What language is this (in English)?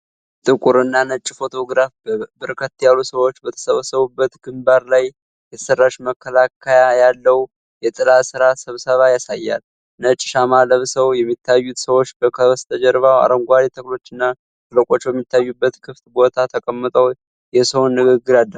Amharic